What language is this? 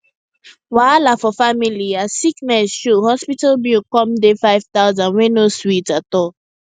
Nigerian Pidgin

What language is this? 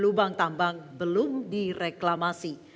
Indonesian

